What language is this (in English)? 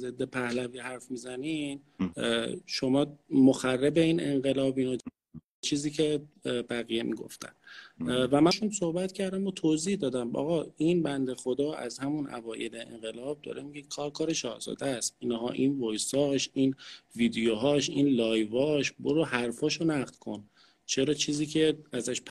Persian